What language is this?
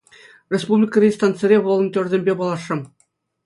Chuvash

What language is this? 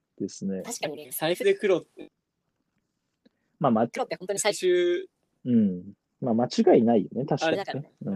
Japanese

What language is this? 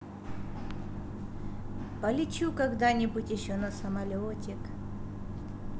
Russian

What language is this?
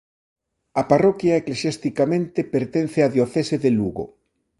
Galician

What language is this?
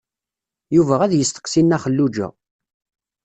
Kabyle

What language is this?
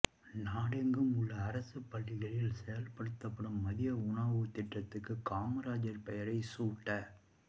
Tamil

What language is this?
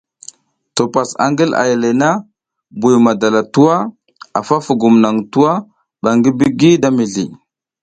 South Giziga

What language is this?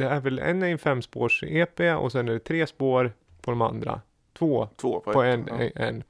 Swedish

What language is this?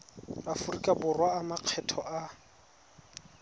Tswana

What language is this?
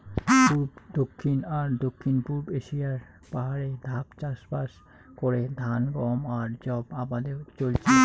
Bangla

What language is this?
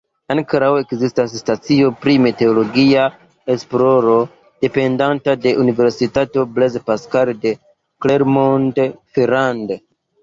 Esperanto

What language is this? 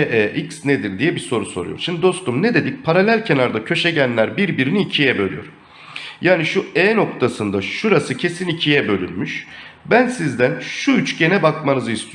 Turkish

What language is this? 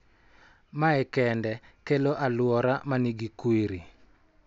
Luo (Kenya and Tanzania)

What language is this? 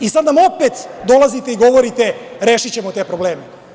Serbian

